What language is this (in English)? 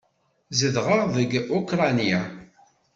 Kabyle